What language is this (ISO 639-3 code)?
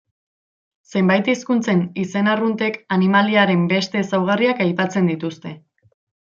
eus